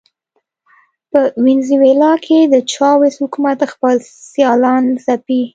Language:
Pashto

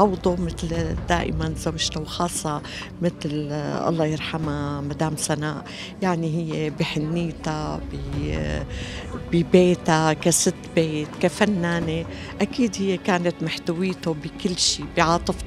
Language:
Arabic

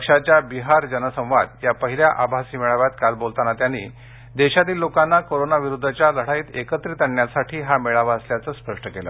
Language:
Marathi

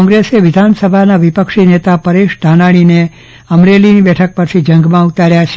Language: Gujarati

